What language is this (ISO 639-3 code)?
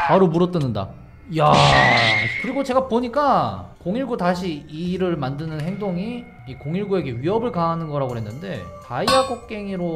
kor